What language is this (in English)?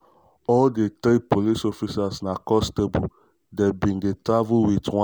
Nigerian Pidgin